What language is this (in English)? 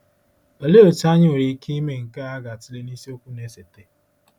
Igbo